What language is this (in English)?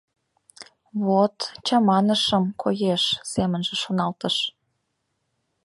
Mari